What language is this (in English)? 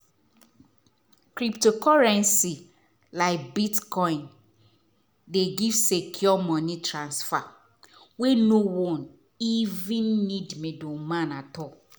Nigerian Pidgin